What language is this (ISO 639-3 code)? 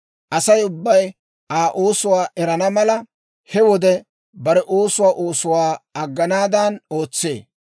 dwr